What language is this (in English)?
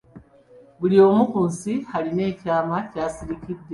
Ganda